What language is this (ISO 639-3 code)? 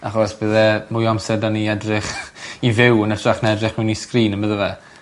cym